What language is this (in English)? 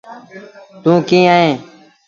Sindhi Bhil